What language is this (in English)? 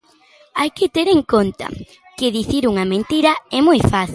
Galician